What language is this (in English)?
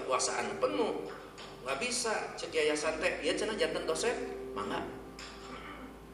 Indonesian